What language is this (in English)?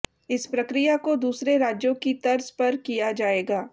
Hindi